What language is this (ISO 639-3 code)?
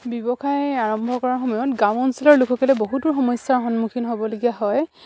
asm